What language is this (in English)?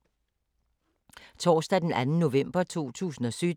Danish